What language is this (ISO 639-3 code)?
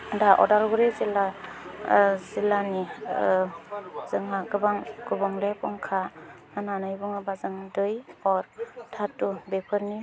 brx